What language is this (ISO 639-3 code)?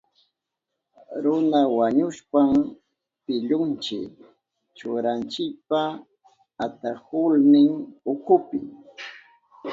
qup